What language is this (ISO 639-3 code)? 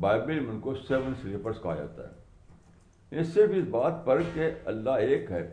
urd